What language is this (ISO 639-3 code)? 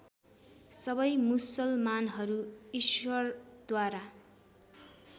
nep